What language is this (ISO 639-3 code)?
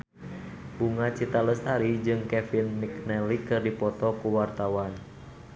sun